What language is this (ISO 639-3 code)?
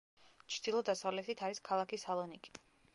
kat